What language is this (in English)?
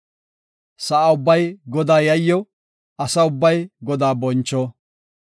Gofa